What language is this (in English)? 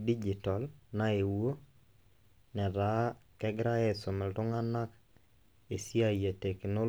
Masai